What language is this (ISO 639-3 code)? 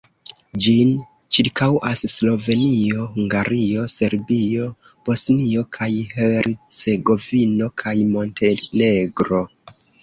epo